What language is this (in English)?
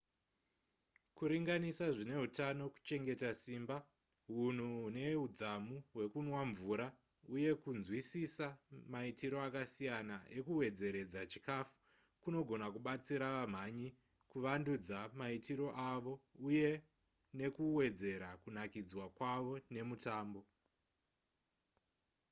Shona